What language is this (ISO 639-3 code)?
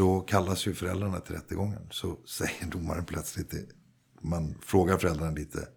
swe